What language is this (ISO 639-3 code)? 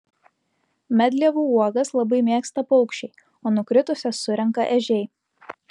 lit